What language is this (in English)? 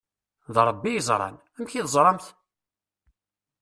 Kabyle